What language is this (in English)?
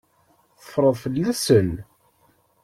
Kabyle